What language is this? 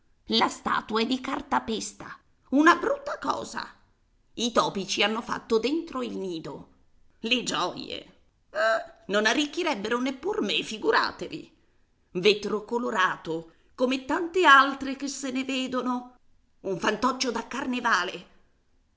Italian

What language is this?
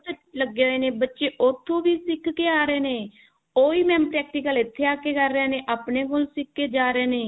Punjabi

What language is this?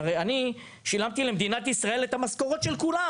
Hebrew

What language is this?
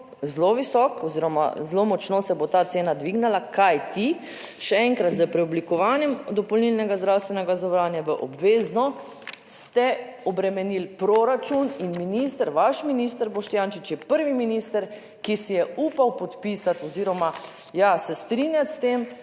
Slovenian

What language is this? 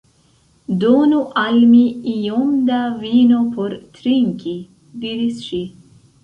Esperanto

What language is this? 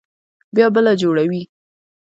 Pashto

